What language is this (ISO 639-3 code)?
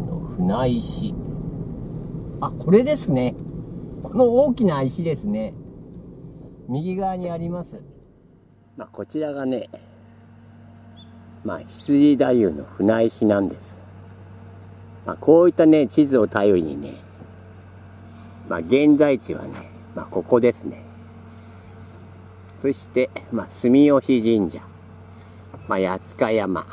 jpn